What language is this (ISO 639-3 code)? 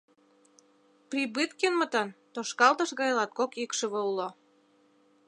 chm